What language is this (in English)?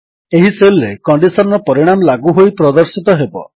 Odia